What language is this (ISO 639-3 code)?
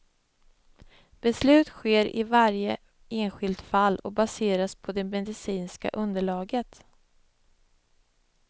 swe